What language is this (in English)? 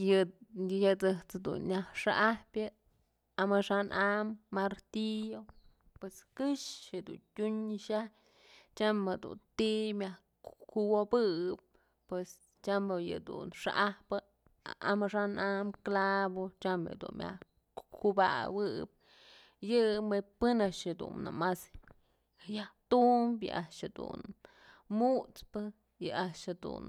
Mazatlán Mixe